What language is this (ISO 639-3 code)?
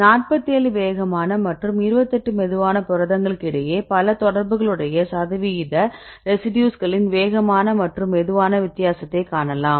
tam